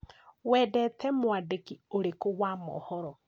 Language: Kikuyu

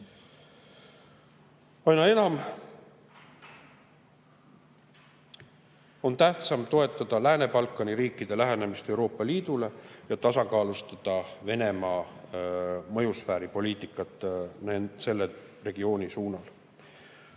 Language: Estonian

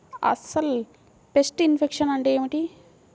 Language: Telugu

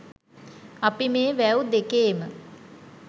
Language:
Sinhala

